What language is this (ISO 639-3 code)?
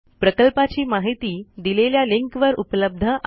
mar